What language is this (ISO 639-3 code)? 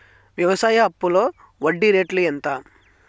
tel